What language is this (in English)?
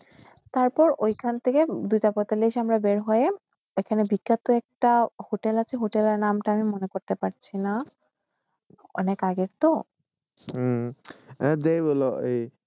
Bangla